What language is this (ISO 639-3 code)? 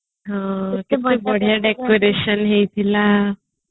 ori